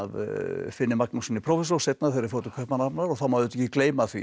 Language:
Icelandic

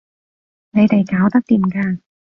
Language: Cantonese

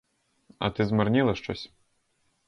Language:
Ukrainian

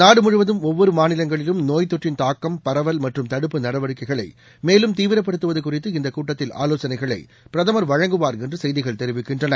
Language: Tamil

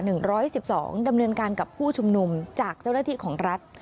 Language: Thai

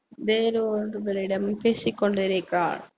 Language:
Tamil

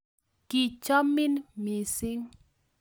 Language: Kalenjin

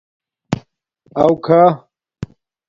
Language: Domaaki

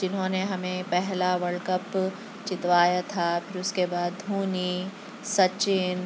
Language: Urdu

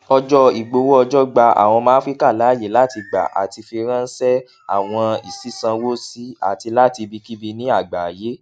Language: Yoruba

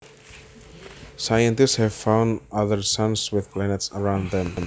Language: Javanese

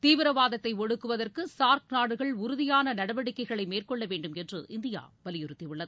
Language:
Tamil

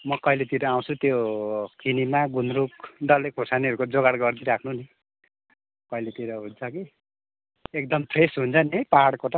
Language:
Nepali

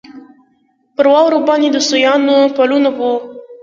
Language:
Pashto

